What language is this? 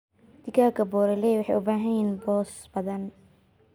Somali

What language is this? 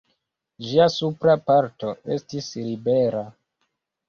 Esperanto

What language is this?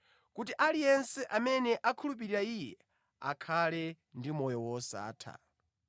Nyanja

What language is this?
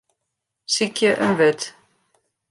Western Frisian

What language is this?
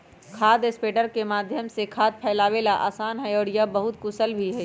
Magahi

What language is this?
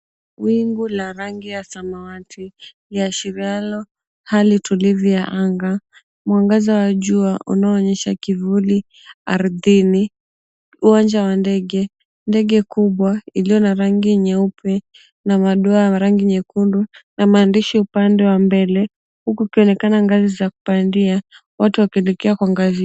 Swahili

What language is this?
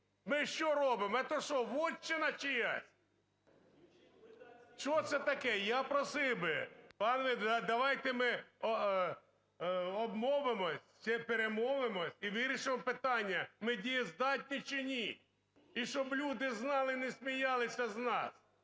Ukrainian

